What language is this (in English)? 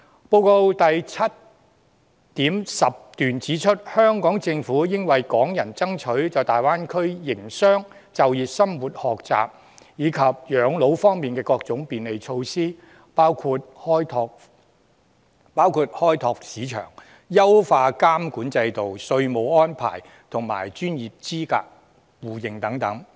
Cantonese